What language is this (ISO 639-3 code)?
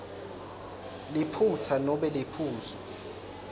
ssw